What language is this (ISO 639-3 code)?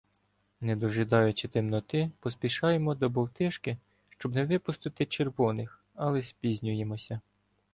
ukr